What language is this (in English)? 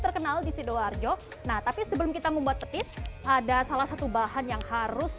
Indonesian